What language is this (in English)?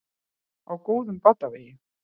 Icelandic